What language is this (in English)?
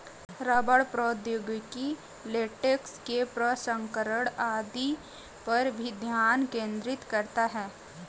Hindi